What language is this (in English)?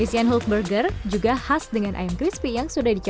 Indonesian